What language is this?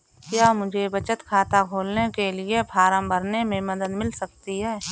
Hindi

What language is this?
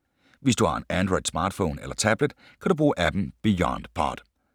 Danish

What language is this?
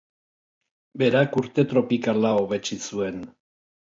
Basque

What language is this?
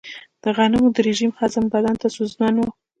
Pashto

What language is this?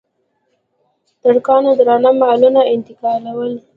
Pashto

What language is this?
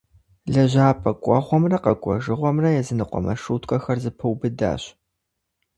Kabardian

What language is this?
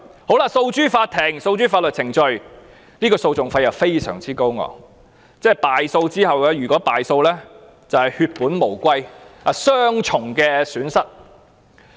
Cantonese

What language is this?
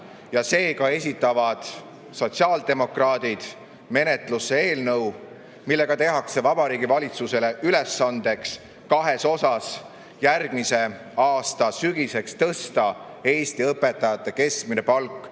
Estonian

